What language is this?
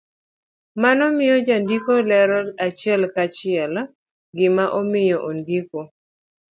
Luo (Kenya and Tanzania)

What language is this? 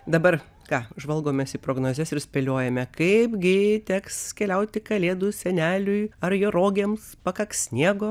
Lithuanian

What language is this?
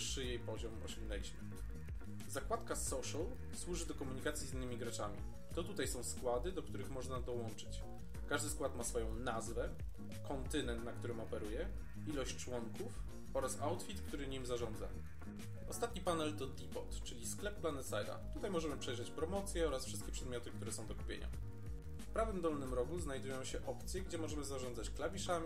Polish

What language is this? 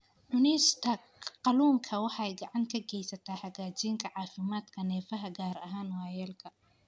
Somali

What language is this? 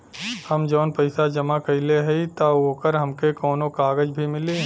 Bhojpuri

